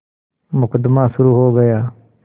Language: Hindi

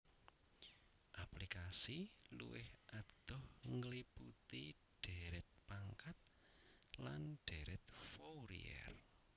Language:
Javanese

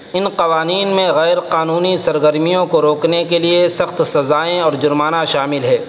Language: Urdu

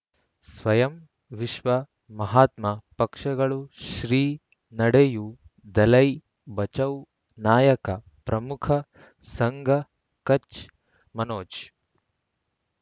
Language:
Kannada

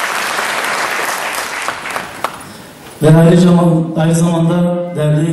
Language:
Turkish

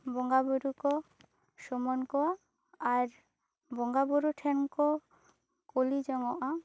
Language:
Santali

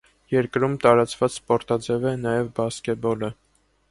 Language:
Armenian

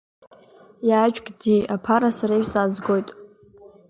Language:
Abkhazian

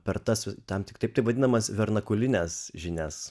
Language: Lithuanian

